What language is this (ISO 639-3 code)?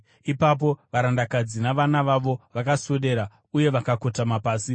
sna